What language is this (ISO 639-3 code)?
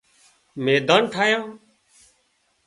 kxp